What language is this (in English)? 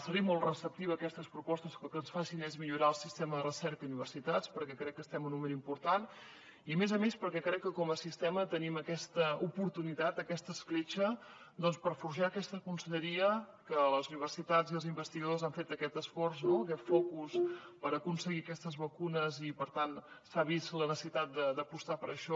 Catalan